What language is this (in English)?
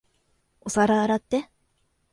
Japanese